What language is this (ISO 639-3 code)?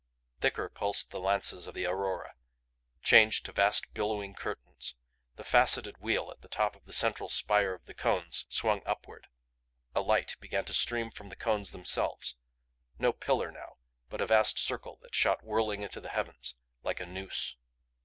eng